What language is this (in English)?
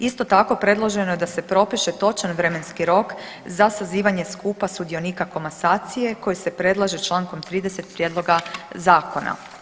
Croatian